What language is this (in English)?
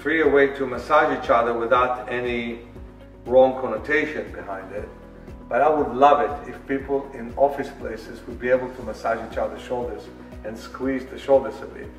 English